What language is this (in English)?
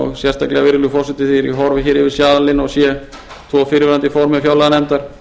Icelandic